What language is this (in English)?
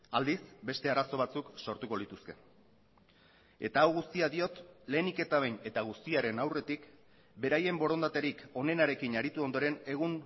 Basque